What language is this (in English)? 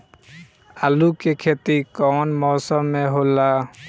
Bhojpuri